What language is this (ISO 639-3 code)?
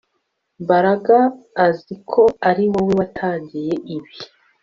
kin